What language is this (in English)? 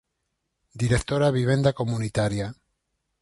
Galician